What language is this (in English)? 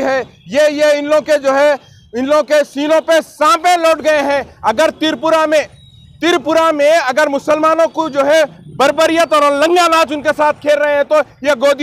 Hindi